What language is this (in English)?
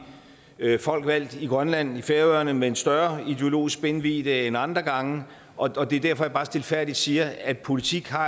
Danish